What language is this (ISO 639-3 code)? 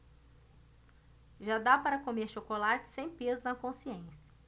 por